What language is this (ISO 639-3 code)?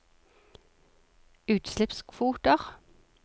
nor